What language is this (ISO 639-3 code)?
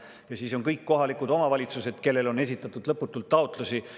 est